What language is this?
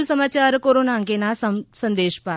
Gujarati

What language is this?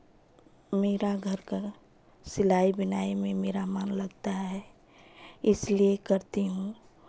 Hindi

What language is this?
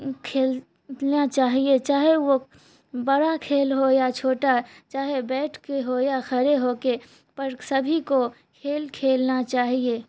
Urdu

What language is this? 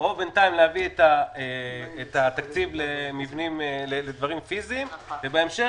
Hebrew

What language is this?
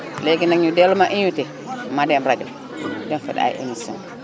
Wolof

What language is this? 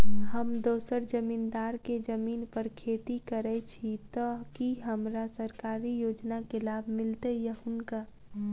Maithili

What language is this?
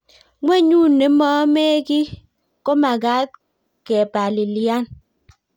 Kalenjin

